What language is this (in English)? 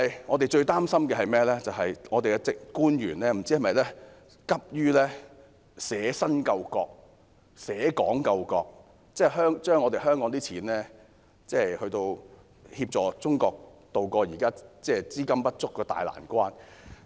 Cantonese